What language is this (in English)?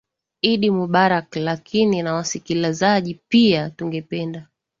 Swahili